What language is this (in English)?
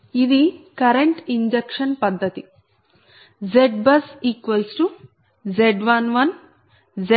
Telugu